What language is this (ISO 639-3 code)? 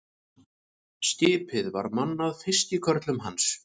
isl